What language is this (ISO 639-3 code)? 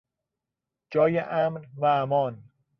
fas